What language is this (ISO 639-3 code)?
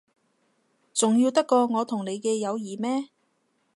yue